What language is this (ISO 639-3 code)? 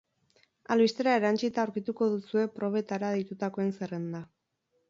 eus